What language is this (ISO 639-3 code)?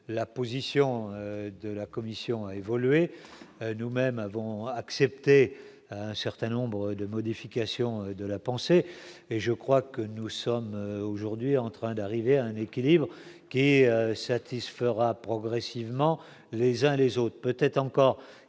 fra